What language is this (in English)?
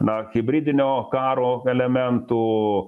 Lithuanian